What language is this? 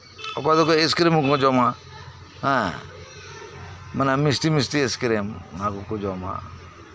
Santali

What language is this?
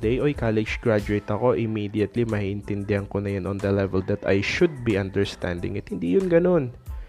Filipino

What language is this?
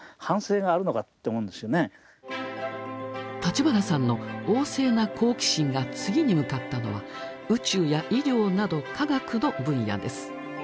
Japanese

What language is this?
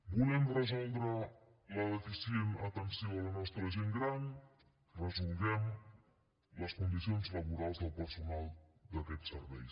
Catalan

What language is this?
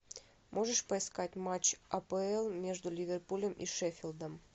Russian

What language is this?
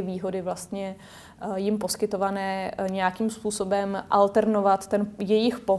Czech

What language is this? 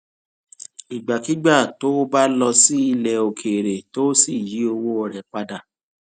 Yoruba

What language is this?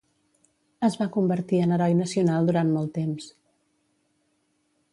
Catalan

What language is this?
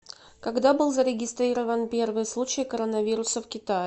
Russian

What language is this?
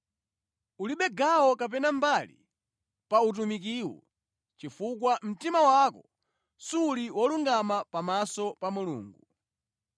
Nyanja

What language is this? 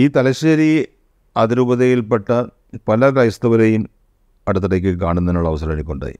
Malayalam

